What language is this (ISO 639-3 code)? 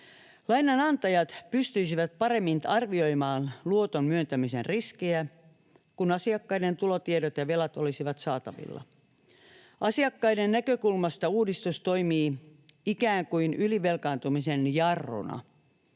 fin